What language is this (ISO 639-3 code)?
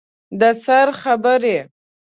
pus